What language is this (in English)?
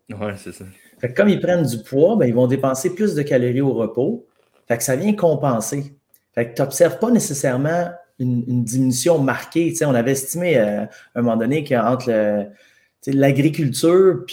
French